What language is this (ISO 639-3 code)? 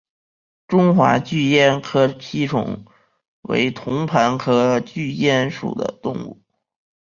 zho